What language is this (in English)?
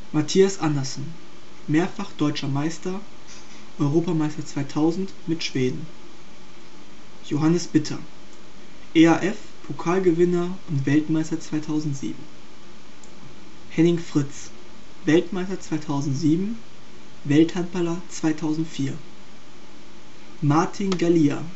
German